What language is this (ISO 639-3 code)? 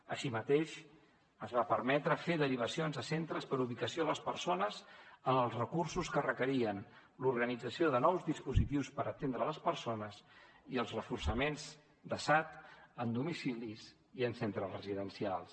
cat